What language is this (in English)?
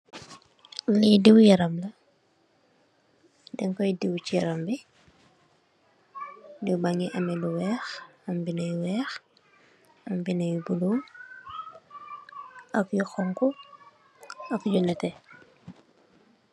Wolof